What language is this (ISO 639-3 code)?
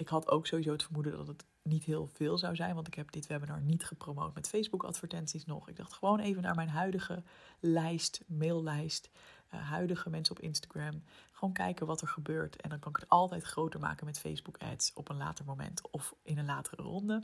nld